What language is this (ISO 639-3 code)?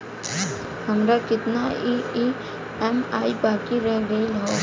bho